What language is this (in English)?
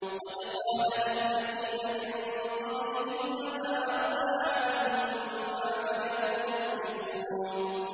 Arabic